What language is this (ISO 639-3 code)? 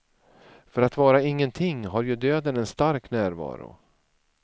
swe